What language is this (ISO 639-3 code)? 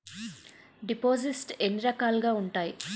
tel